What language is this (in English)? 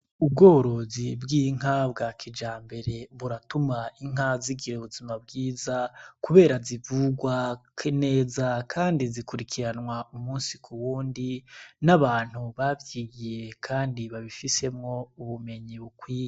Rundi